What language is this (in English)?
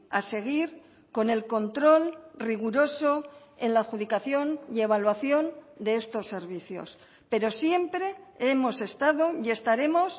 Spanish